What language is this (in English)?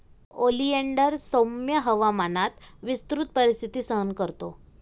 Marathi